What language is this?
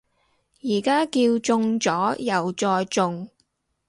Cantonese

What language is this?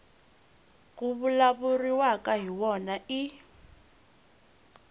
Tsonga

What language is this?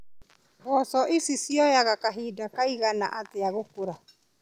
Kikuyu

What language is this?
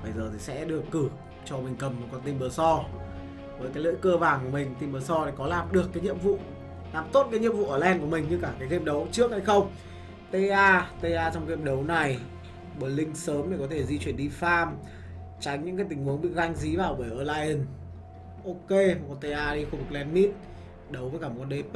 Vietnamese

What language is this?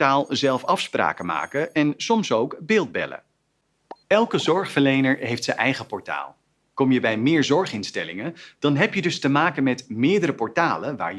Dutch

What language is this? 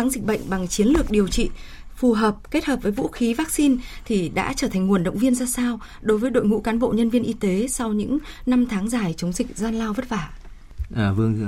Vietnamese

